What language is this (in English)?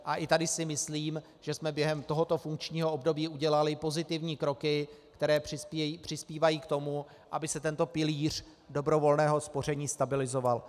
Czech